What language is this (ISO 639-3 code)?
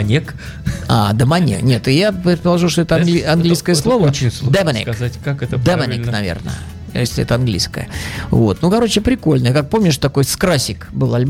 rus